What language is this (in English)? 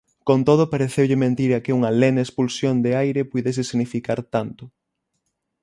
Galician